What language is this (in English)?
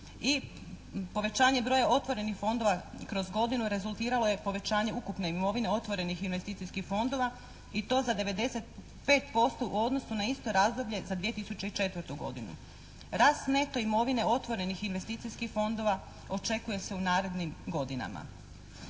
Croatian